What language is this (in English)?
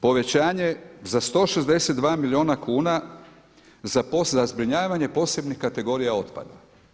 Croatian